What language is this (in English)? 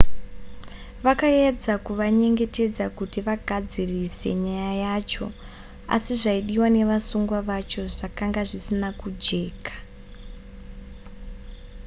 Shona